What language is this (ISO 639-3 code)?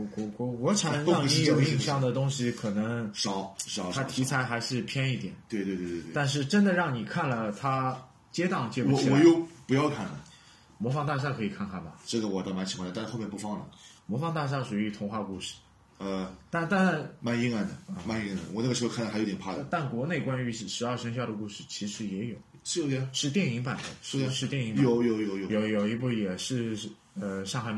zho